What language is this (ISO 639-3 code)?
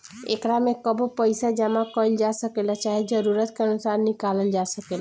bho